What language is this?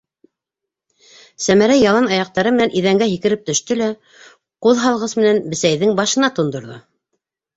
Bashkir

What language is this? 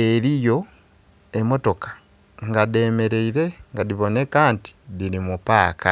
Soga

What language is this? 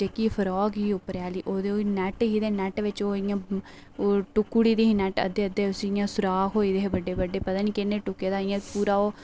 Dogri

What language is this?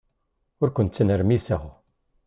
Kabyle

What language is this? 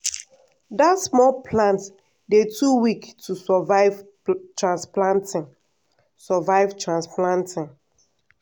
Nigerian Pidgin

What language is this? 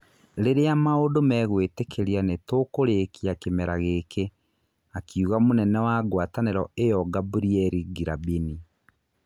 Kikuyu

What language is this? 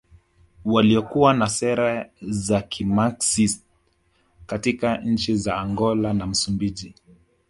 Swahili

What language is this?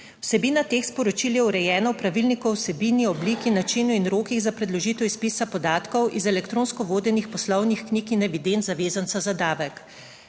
Slovenian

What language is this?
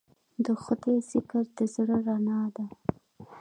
Pashto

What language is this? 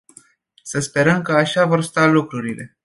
Romanian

